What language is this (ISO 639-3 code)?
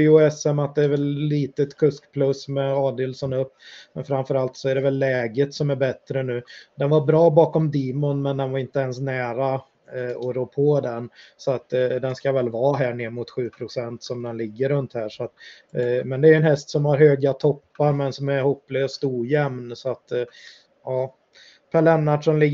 swe